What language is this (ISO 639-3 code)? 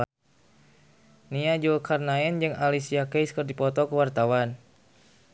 sun